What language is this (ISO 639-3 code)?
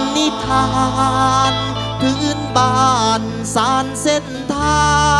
tha